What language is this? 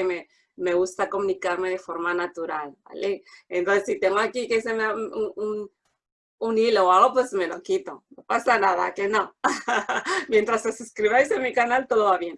Spanish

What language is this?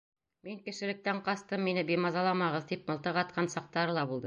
Bashkir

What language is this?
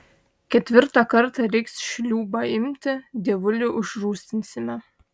Lithuanian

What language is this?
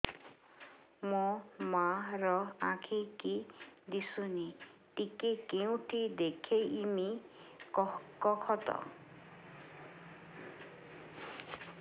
Odia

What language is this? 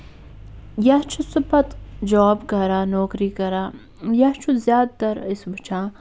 Kashmiri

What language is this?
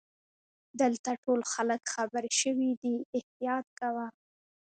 Pashto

